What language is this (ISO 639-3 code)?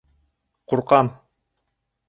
bak